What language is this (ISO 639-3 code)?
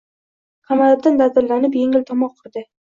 uzb